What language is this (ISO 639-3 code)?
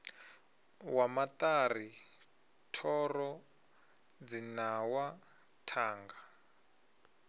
ven